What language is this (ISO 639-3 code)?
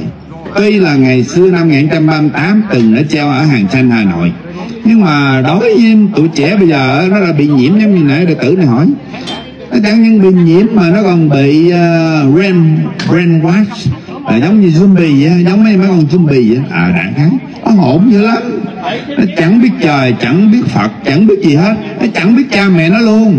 vie